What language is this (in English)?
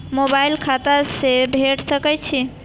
Maithili